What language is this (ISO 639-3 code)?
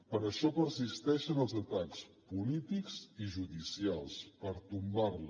cat